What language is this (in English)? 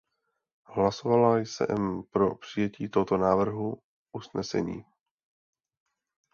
Czech